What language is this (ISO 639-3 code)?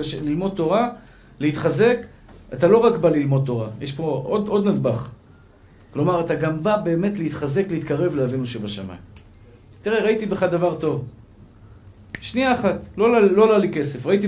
heb